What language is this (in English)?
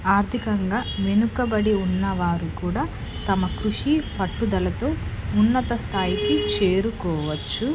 Telugu